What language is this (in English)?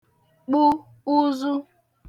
Igbo